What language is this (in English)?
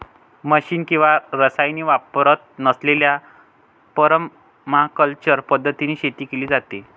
Marathi